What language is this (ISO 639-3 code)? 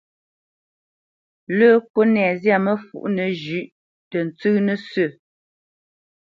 bce